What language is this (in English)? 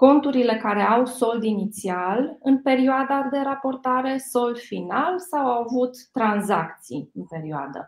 Romanian